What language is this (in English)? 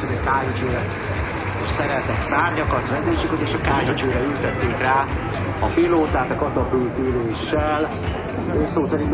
Hungarian